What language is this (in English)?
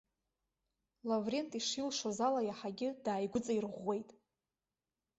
Abkhazian